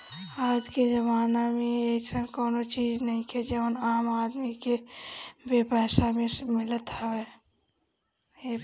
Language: Bhojpuri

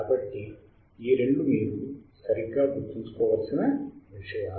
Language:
Telugu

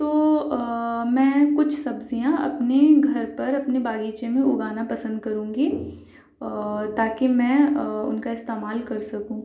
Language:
Urdu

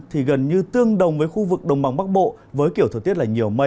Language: Vietnamese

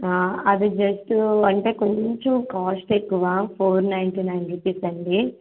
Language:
Telugu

